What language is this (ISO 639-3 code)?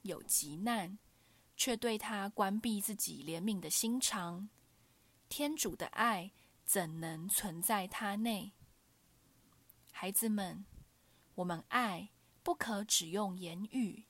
zho